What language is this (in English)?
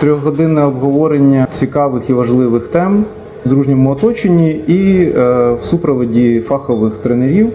Ukrainian